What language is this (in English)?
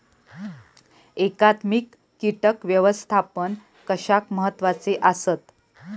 Marathi